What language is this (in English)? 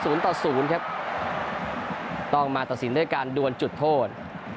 Thai